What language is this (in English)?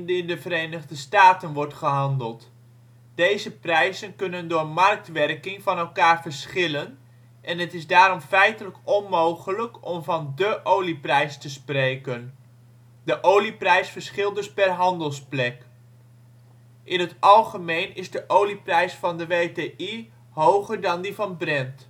Dutch